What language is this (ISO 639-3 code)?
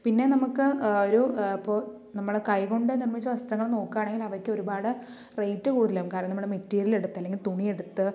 mal